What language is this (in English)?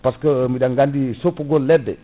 Fula